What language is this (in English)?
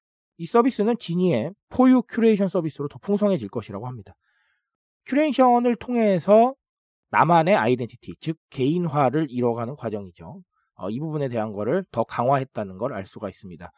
Korean